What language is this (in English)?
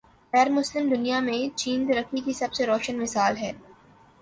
Urdu